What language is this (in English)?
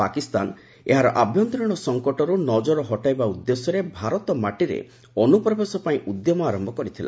Odia